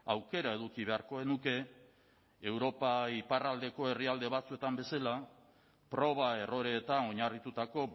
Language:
Basque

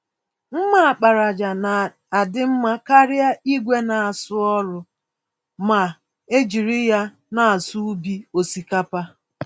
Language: Igbo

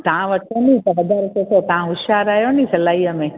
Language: Sindhi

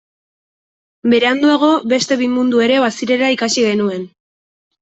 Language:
Basque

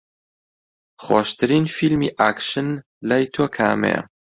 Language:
Central Kurdish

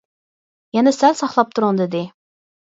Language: Uyghur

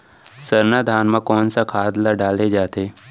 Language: Chhattisgarhi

